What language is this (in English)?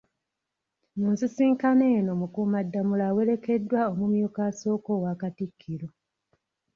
Ganda